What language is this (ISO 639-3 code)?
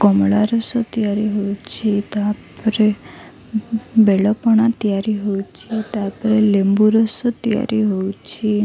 ori